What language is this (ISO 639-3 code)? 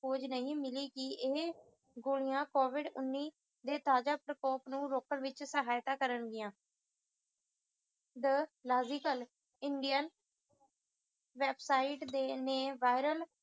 pan